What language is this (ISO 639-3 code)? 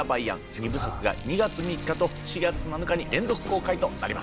jpn